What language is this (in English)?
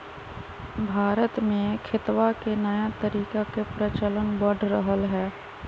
Magahi